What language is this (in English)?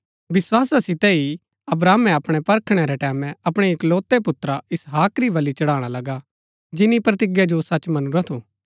Gaddi